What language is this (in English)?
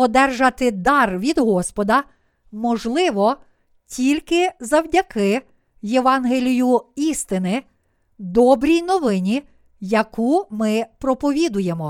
Ukrainian